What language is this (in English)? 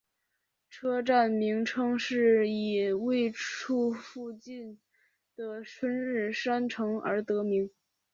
Chinese